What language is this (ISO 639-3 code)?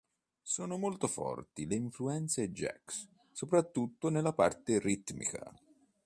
ita